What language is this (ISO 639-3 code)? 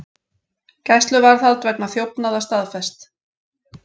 isl